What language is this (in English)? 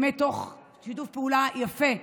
Hebrew